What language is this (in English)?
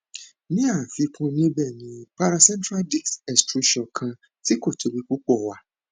Yoruba